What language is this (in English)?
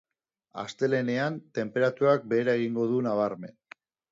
Basque